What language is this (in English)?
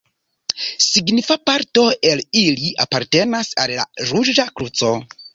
Esperanto